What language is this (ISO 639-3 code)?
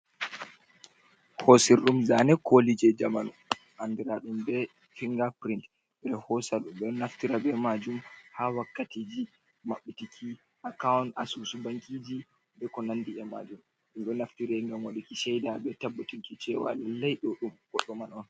ful